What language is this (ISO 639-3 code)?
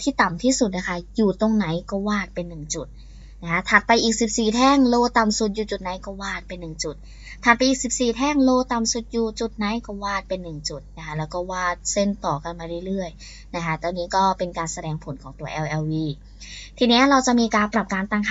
tha